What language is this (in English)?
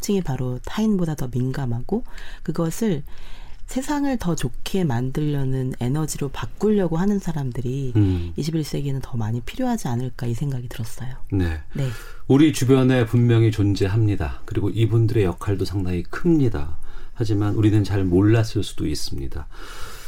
Korean